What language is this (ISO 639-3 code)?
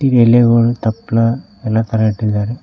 kan